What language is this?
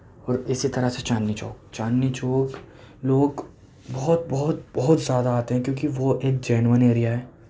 Urdu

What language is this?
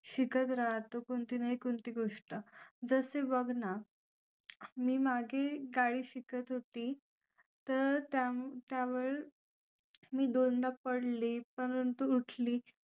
Marathi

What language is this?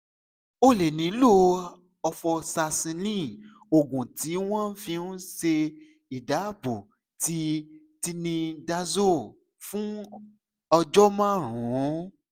Yoruba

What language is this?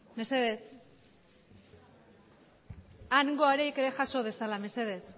Basque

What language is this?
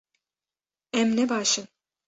Kurdish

